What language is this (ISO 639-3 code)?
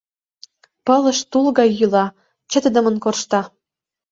chm